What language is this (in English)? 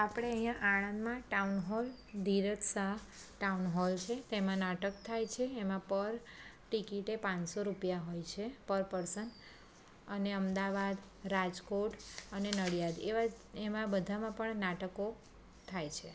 Gujarati